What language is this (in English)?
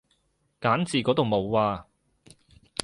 Cantonese